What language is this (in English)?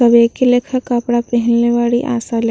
Bhojpuri